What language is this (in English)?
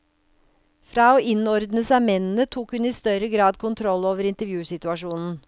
Norwegian